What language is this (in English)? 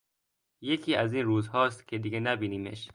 Persian